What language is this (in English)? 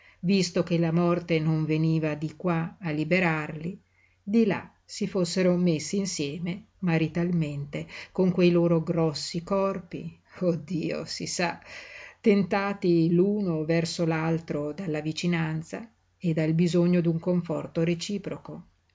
Italian